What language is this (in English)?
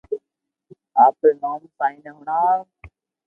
Loarki